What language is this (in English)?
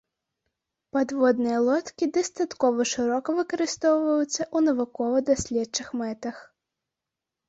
Belarusian